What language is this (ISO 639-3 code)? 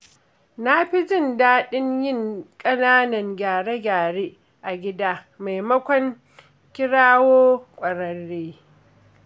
hau